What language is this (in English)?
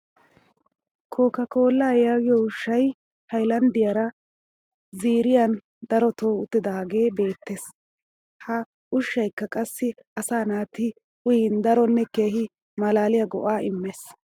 Wolaytta